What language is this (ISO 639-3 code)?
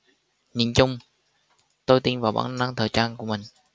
vie